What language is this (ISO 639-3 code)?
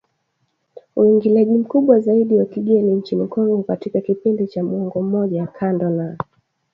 swa